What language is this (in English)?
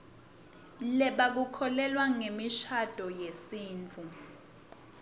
Swati